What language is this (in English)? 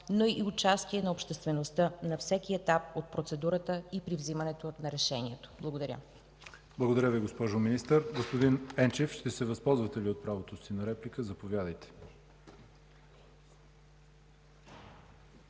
Bulgarian